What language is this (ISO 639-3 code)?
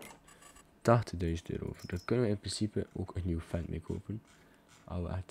nld